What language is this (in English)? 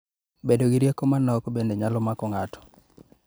Luo (Kenya and Tanzania)